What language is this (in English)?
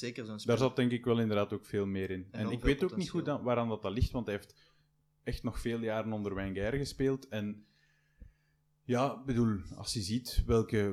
Dutch